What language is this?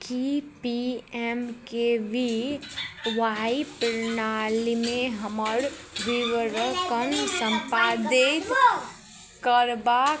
Maithili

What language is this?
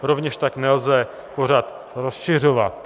Czech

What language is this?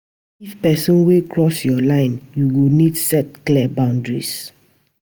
Nigerian Pidgin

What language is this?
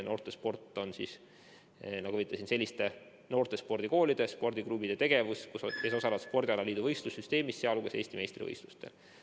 Estonian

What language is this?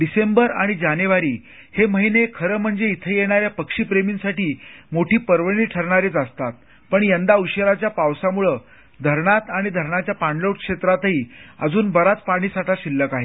Marathi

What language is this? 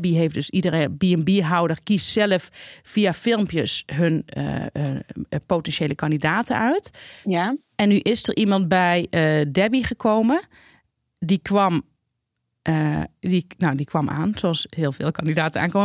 Dutch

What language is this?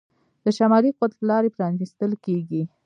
Pashto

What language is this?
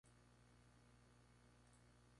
Spanish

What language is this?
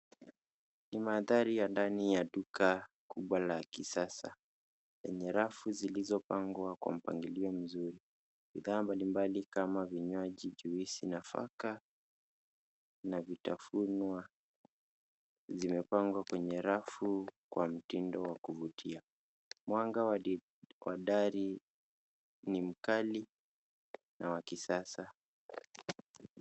Swahili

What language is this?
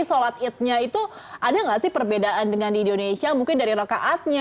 Indonesian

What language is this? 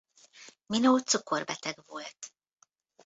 Hungarian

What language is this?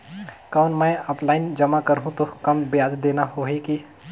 Chhattisgarhi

